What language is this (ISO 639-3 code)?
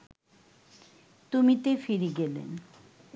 ben